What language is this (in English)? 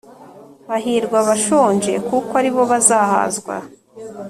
Kinyarwanda